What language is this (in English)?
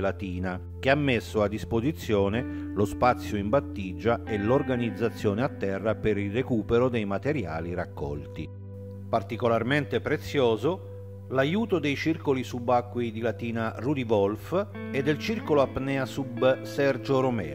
Italian